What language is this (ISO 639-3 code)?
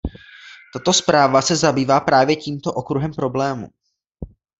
ces